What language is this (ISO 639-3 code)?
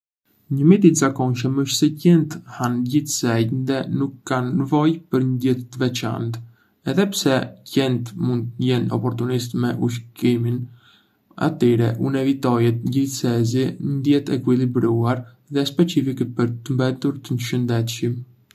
aae